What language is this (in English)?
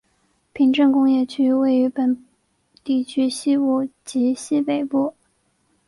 Chinese